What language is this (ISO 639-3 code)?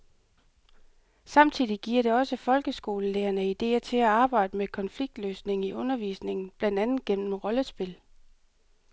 dan